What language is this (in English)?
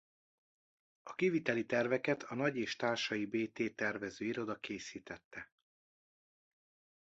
Hungarian